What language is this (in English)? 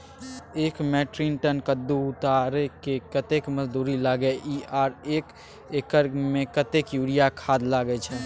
Maithili